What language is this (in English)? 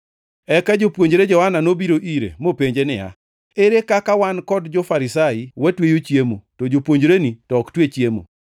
Luo (Kenya and Tanzania)